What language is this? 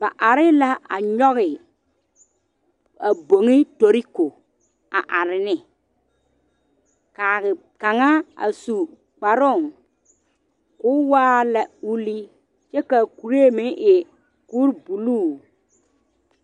Southern Dagaare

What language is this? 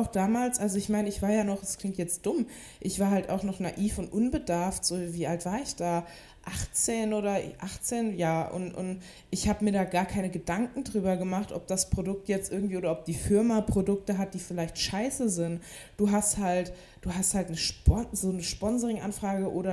German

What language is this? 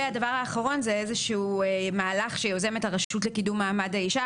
Hebrew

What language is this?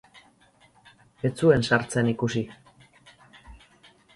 Basque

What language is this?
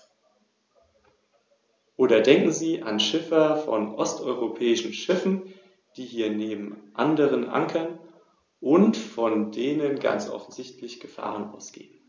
German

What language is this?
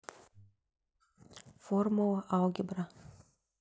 Russian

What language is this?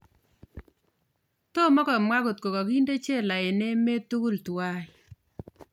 Kalenjin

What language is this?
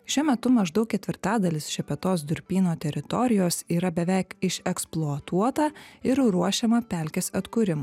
Lithuanian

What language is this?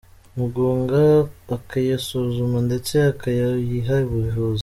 Kinyarwanda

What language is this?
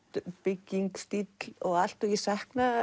Icelandic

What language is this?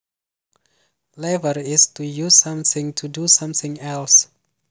Javanese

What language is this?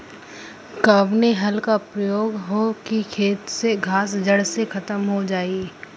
Bhojpuri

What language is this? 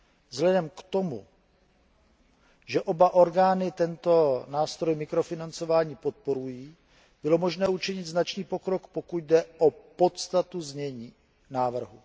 Czech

